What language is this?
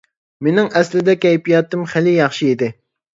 Uyghur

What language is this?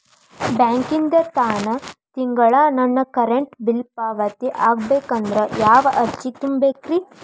Kannada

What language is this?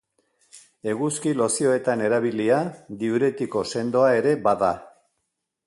Basque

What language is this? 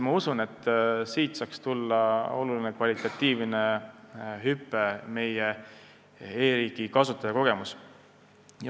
Estonian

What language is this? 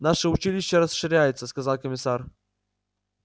Russian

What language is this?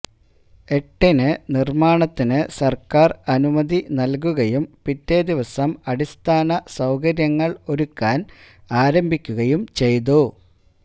Malayalam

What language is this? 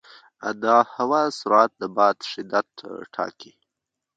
Pashto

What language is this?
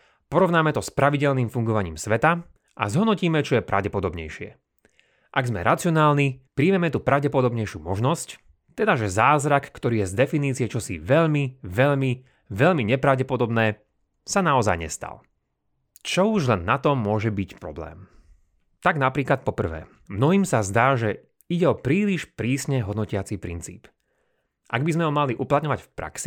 Slovak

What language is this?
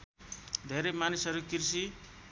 Nepali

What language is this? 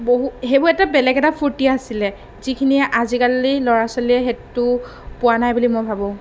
Assamese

